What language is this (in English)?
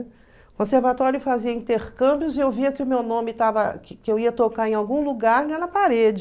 Portuguese